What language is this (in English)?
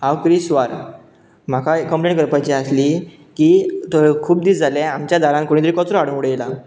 Konkani